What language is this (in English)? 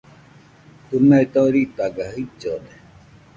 Nüpode Huitoto